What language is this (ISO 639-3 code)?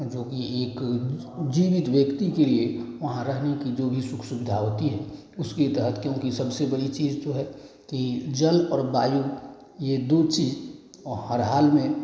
hin